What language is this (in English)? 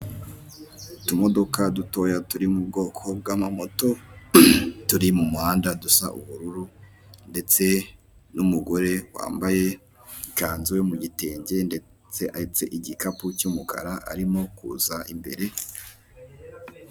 Kinyarwanda